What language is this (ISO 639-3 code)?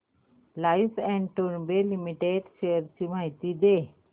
mar